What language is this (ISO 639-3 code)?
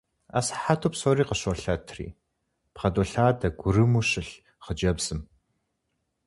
kbd